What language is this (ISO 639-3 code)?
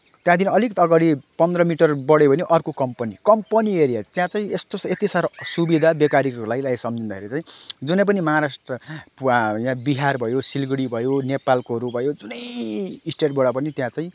nep